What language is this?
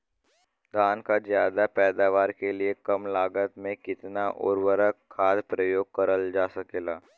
Bhojpuri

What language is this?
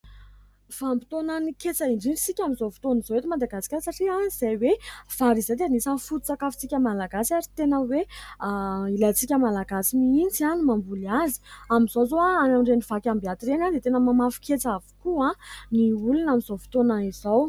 Malagasy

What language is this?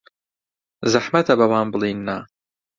Central Kurdish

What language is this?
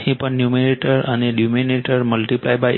Gujarati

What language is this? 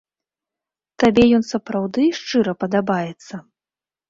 Belarusian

